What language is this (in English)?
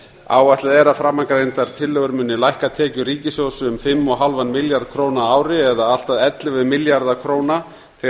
Icelandic